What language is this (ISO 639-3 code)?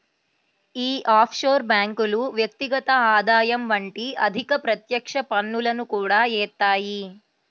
tel